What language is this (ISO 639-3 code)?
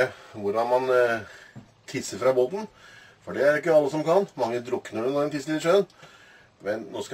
nor